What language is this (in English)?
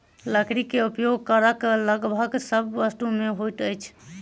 Maithili